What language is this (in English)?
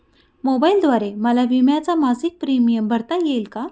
Marathi